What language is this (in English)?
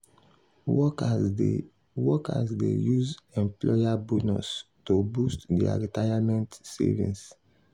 Nigerian Pidgin